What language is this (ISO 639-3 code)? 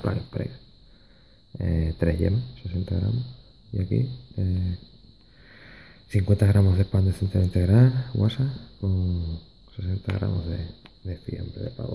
spa